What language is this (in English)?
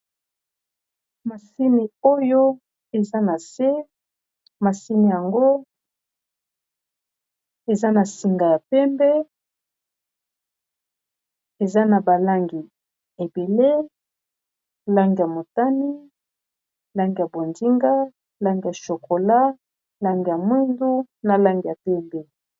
Lingala